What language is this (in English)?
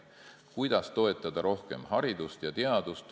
Estonian